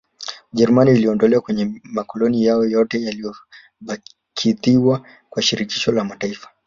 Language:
Swahili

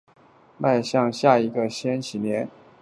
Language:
Chinese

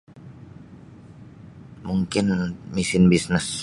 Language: Sabah Bisaya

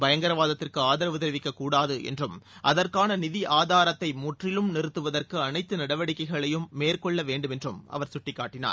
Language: Tamil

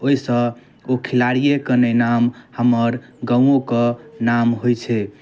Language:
Maithili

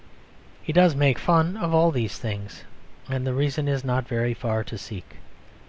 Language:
English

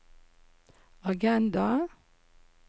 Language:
Norwegian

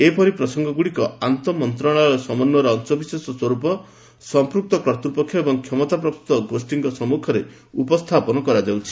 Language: Odia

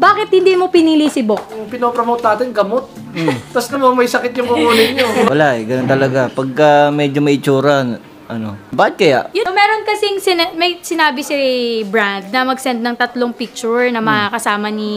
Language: Filipino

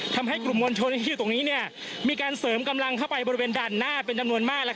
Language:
Thai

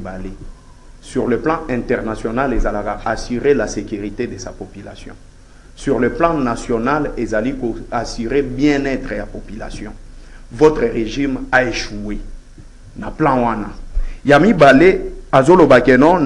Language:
French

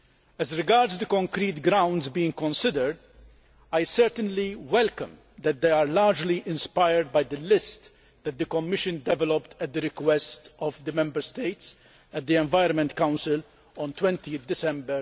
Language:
English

